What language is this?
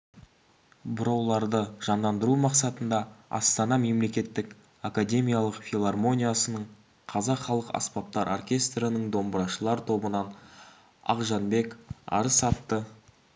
Kazakh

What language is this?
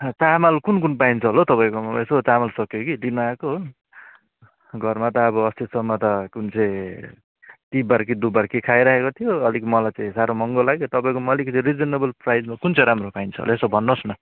Nepali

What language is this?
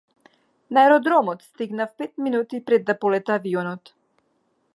Macedonian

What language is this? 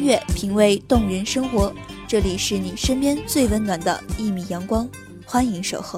Chinese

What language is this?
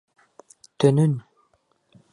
Bashkir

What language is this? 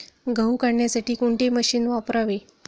Marathi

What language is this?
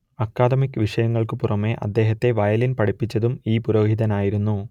Malayalam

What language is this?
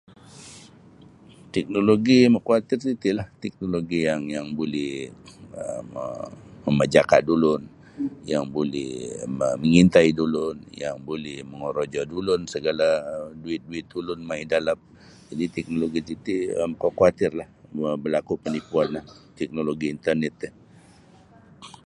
Sabah Bisaya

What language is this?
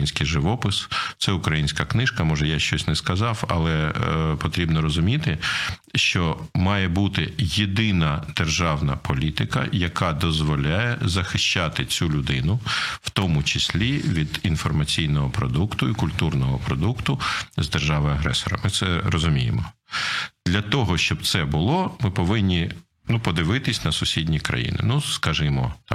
Ukrainian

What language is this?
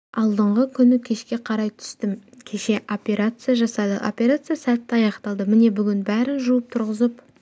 Kazakh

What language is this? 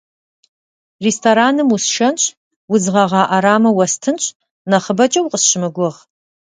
Kabardian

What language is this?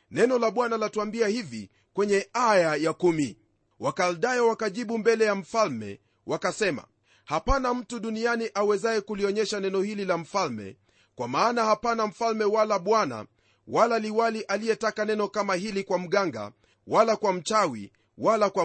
Swahili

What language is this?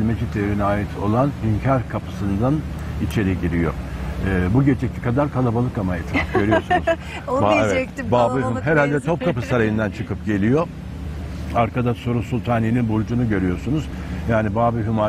Turkish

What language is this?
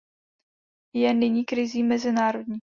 Czech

